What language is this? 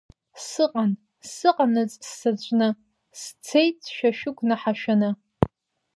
Abkhazian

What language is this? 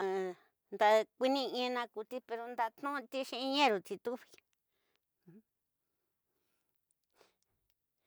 Tidaá Mixtec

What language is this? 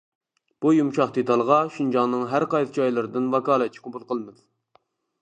Uyghur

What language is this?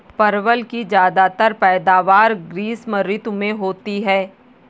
Hindi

